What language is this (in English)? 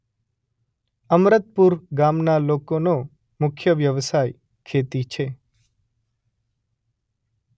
Gujarati